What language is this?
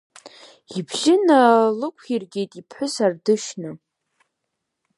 Abkhazian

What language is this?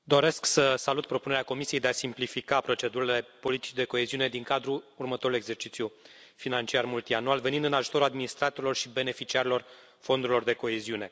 Romanian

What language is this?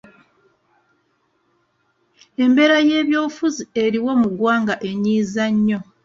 Ganda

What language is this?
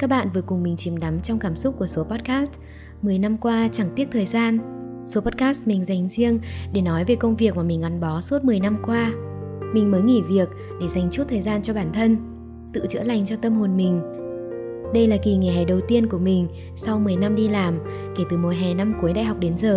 Vietnamese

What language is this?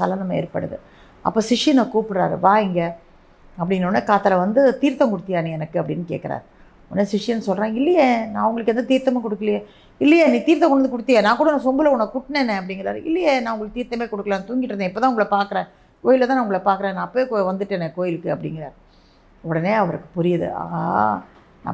Tamil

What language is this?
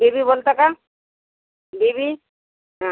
Marathi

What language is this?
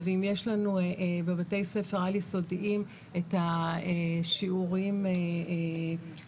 Hebrew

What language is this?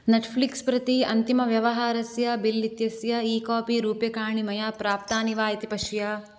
Sanskrit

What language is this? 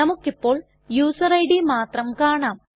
Malayalam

